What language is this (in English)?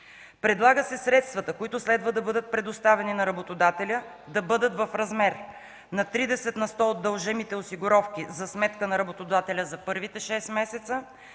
Bulgarian